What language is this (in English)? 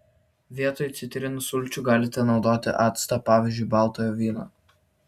Lithuanian